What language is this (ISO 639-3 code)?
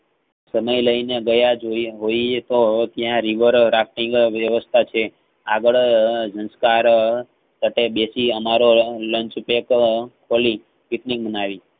guj